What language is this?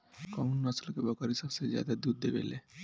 Bhojpuri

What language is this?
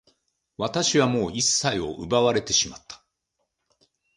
Japanese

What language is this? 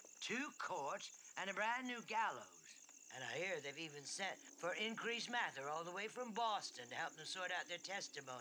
English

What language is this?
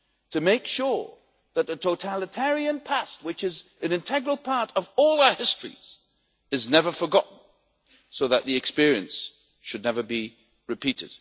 English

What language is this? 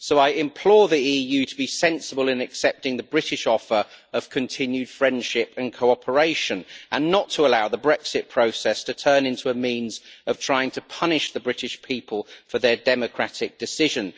English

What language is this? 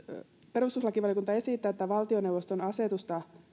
Finnish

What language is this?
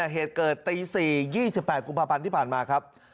Thai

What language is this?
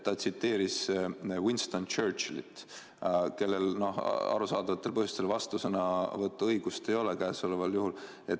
Estonian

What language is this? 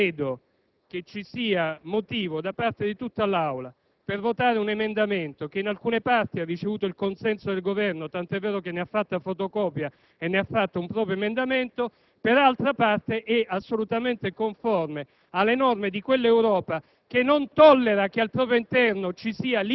Italian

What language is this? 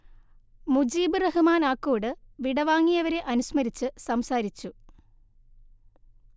Malayalam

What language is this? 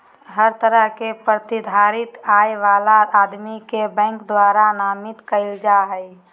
Magahi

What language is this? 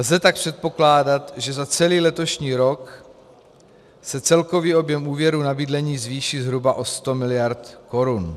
Czech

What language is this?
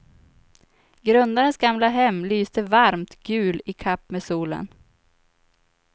Swedish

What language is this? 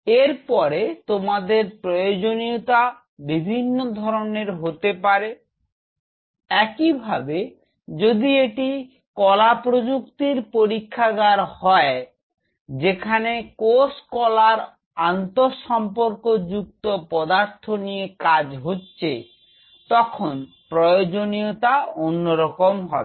Bangla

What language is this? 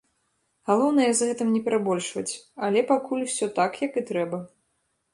Belarusian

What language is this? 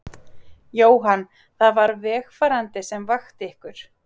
Icelandic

